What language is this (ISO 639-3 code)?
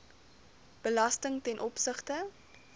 afr